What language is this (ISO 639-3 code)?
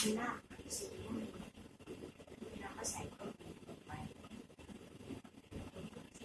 tha